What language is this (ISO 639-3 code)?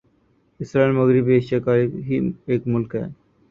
urd